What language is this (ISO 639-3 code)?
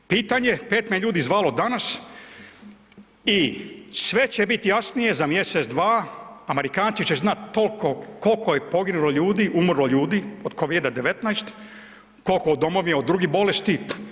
hrv